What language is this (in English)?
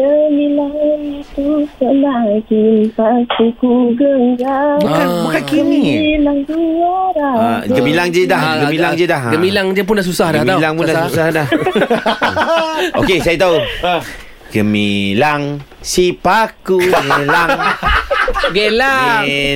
Malay